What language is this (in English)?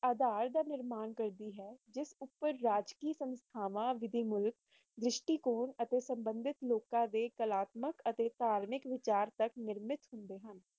Punjabi